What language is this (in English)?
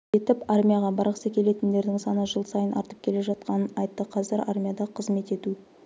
Kazakh